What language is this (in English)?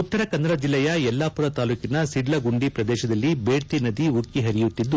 Kannada